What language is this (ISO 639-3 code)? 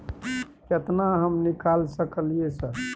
mai